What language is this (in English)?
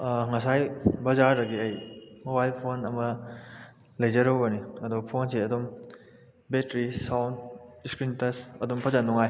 Manipuri